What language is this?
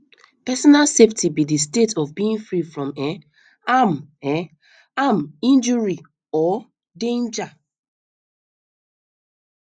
Nigerian Pidgin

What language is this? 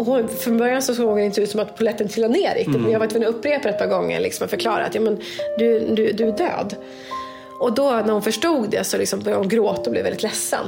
Swedish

